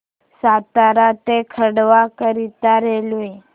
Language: Marathi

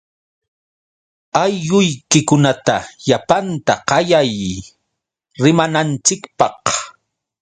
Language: Yauyos Quechua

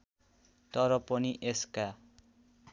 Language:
Nepali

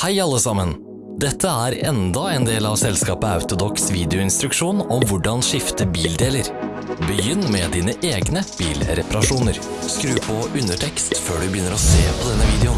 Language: Norwegian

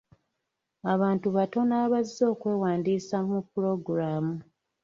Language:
Ganda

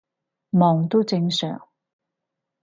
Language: Cantonese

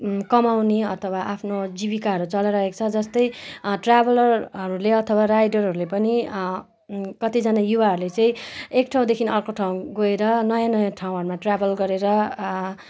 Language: Nepali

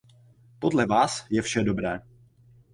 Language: Czech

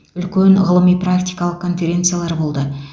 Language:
Kazakh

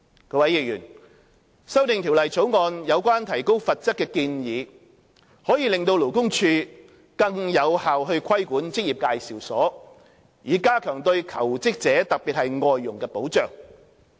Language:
Cantonese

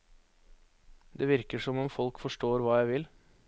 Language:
Norwegian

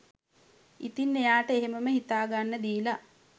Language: Sinhala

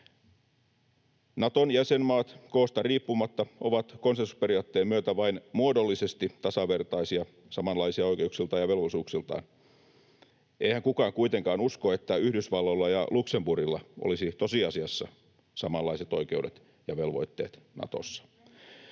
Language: Finnish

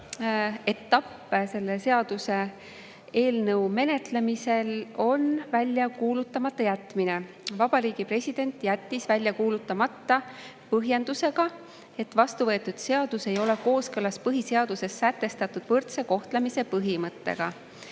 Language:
Estonian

